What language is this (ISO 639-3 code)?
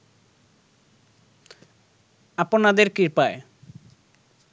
ben